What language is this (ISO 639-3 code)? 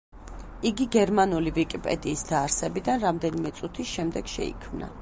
kat